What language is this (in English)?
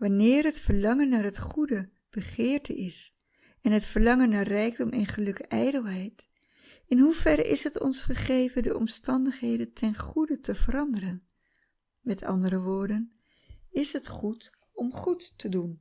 Dutch